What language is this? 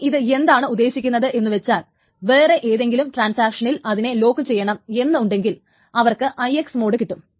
Malayalam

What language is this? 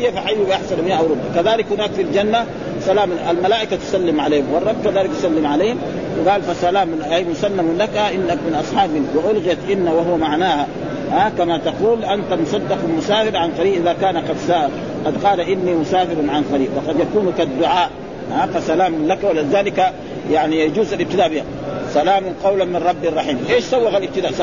Arabic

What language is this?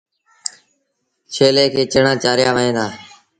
Sindhi Bhil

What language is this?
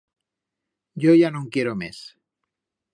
Aragonese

